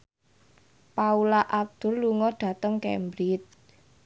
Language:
Javanese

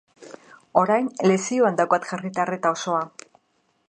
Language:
Basque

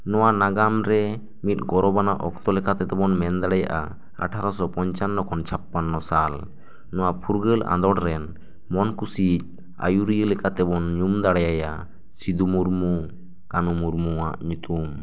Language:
Santali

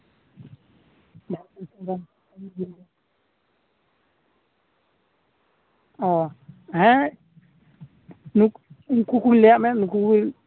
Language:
Santali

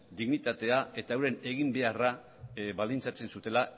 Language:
Basque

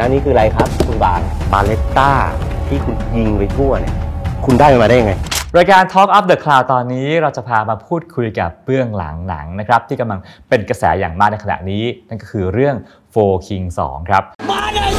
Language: Thai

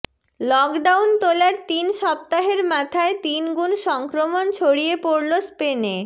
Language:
Bangla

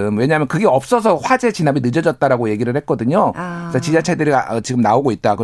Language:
Korean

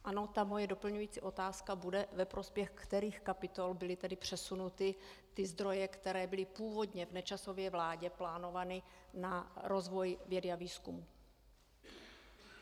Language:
Czech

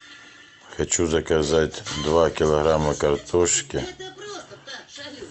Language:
Russian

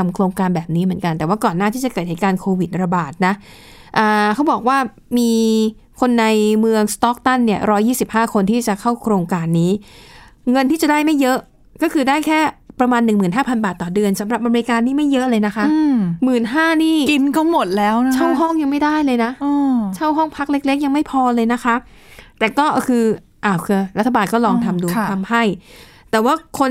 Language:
Thai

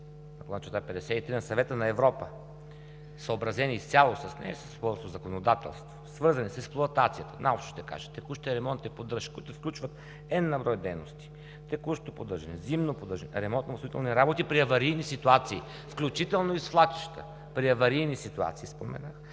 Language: Bulgarian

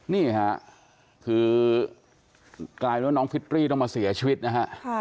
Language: Thai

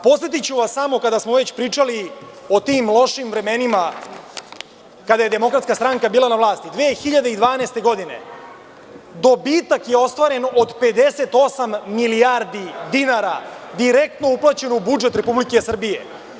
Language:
Serbian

